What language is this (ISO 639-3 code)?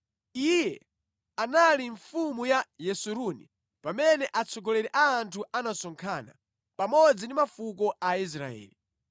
nya